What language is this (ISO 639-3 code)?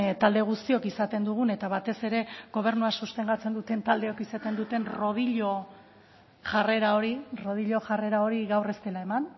eus